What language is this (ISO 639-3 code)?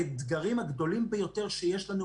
heb